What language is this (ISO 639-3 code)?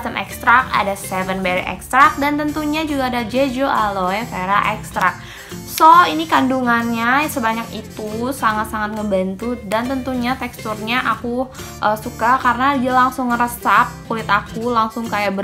ind